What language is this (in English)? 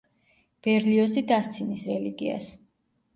Georgian